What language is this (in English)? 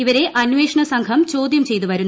Malayalam